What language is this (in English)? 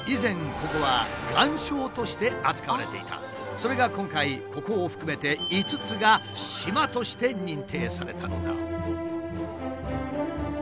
Japanese